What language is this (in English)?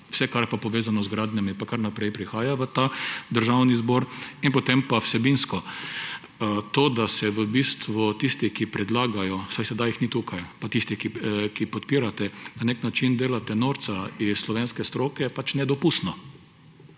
Slovenian